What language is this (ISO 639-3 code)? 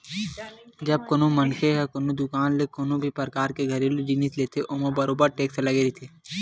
hne